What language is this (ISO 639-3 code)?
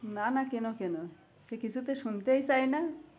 ben